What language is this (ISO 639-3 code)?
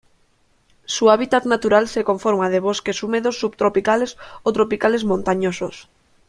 spa